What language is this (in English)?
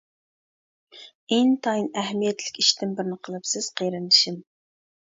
Uyghur